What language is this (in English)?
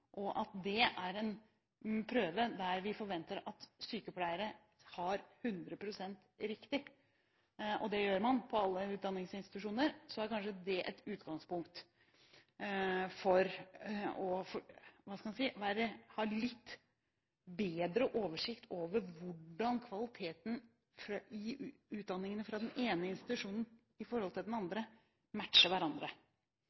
Norwegian Bokmål